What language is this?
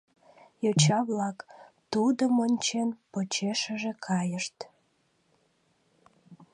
Mari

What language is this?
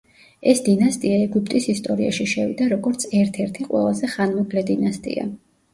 Georgian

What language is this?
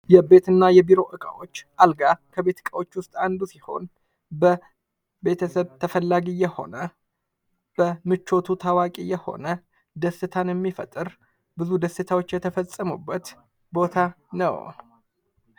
Amharic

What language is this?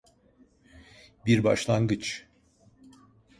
Turkish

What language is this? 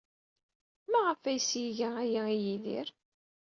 Kabyle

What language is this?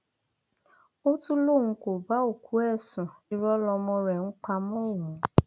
Yoruba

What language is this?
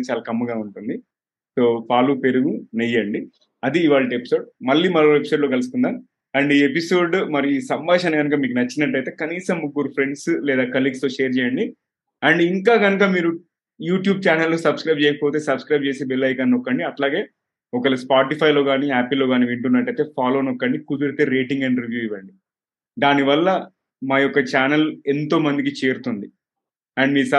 Telugu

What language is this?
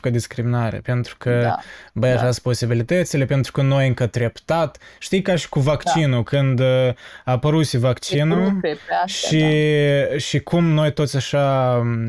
Romanian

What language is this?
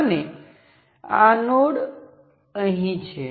Gujarati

